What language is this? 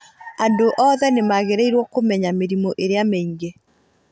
Kikuyu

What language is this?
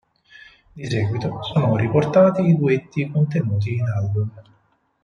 Italian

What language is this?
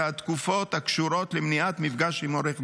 Hebrew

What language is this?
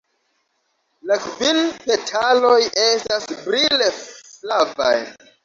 Esperanto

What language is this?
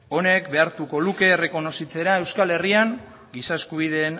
Basque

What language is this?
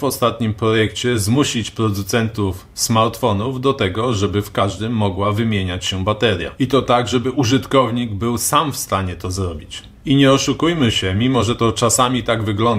Polish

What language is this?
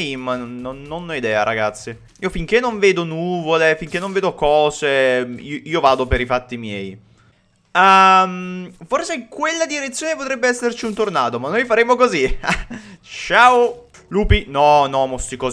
Italian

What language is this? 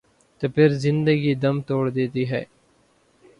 Urdu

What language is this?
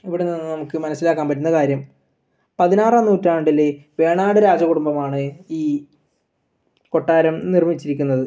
Malayalam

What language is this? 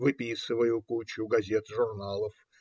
Russian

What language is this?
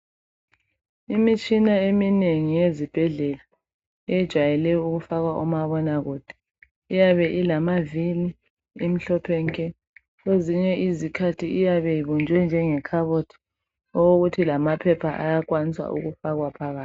North Ndebele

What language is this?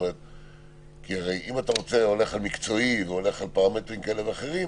Hebrew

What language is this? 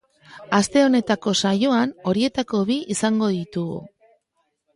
Basque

